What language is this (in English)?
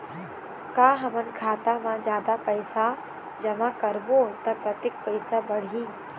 Chhattisgarhi